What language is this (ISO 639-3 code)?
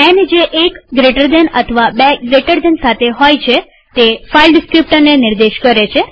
guj